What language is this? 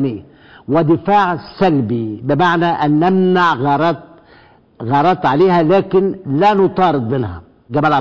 Arabic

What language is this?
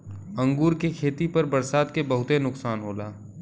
Bhojpuri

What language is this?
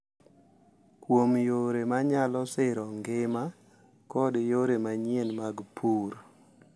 Luo (Kenya and Tanzania)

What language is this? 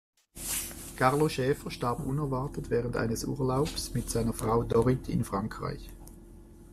German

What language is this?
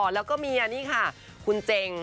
Thai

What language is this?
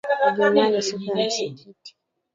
Swahili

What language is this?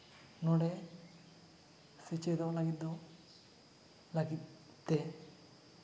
Santali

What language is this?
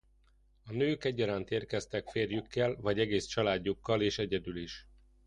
Hungarian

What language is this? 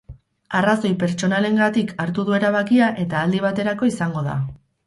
Basque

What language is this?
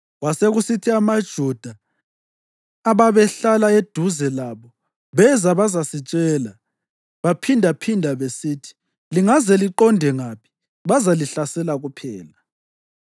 North Ndebele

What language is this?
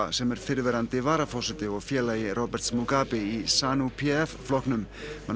Icelandic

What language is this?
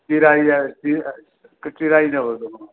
Sindhi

